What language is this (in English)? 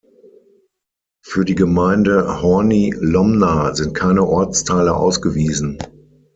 German